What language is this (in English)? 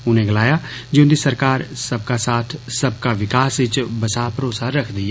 Dogri